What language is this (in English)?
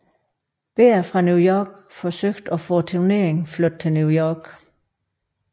Danish